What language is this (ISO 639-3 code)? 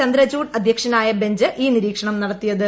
mal